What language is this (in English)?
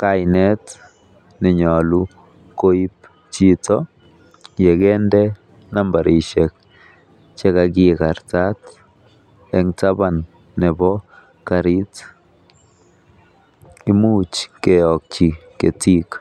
Kalenjin